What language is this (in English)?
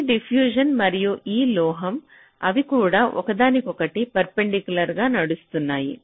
Telugu